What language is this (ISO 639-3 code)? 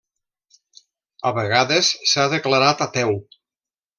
cat